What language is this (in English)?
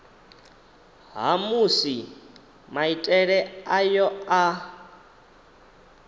Venda